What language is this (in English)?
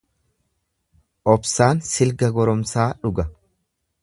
Oromo